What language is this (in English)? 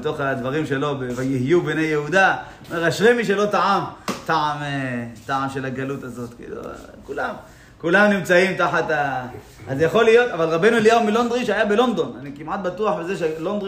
Hebrew